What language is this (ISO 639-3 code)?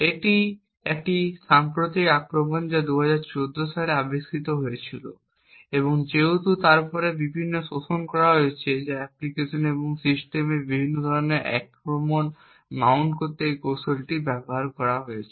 ben